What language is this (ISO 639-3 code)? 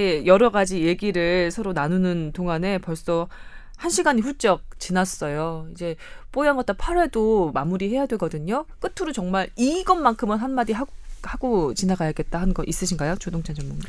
kor